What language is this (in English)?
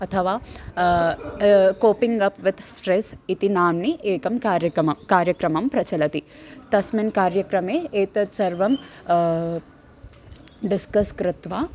Sanskrit